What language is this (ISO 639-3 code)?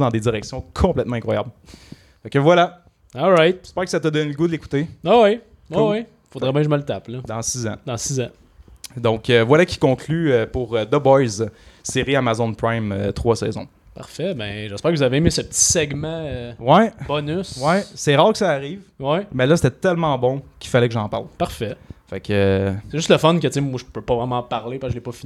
fra